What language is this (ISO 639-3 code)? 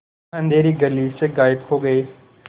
hin